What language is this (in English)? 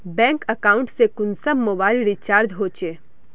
Magahi